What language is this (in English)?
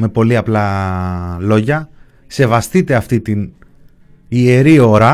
Greek